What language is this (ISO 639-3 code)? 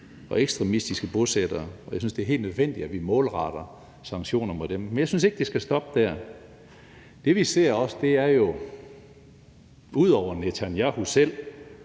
dan